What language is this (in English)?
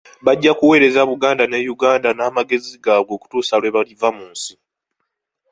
Ganda